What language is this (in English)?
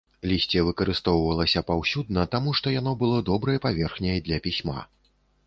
Belarusian